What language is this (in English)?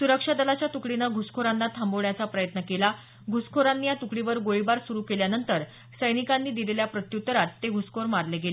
Marathi